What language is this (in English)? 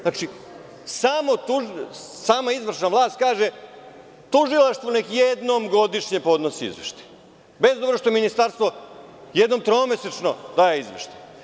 Serbian